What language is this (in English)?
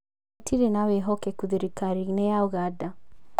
Kikuyu